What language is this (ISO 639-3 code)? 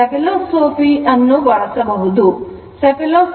kan